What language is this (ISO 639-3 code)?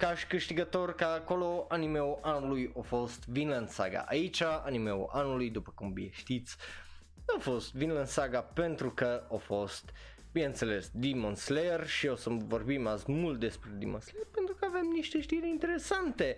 ron